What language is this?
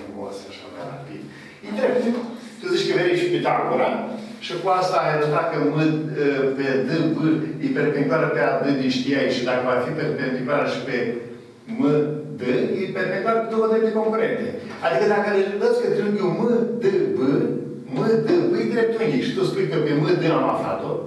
Romanian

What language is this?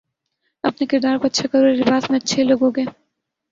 Urdu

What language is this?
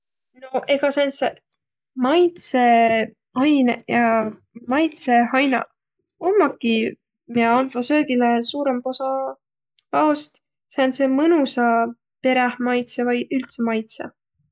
Võro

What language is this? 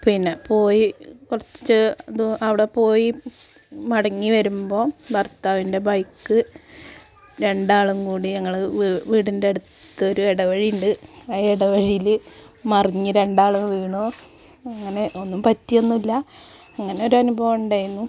Malayalam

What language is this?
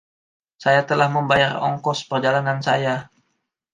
Indonesian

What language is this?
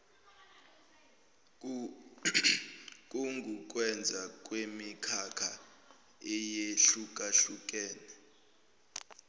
Zulu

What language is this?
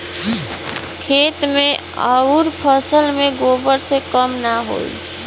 Bhojpuri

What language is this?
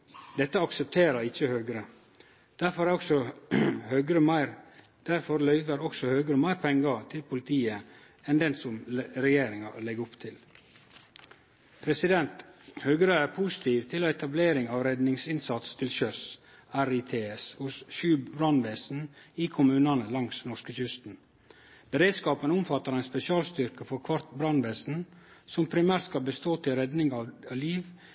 Norwegian Nynorsk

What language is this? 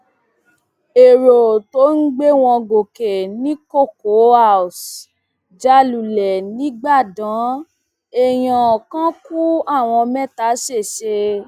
Yoruba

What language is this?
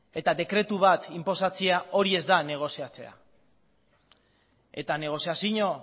Basque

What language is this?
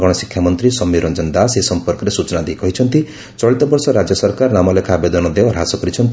Odia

